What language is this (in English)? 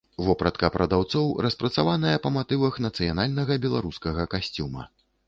Belarusian